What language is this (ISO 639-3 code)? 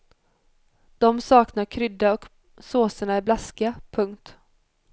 swe